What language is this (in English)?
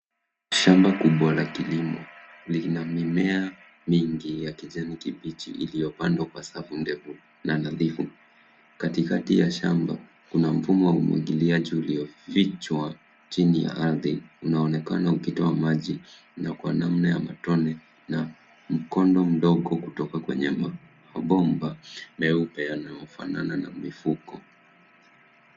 Swahili